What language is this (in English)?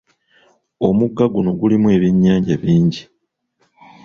Ganda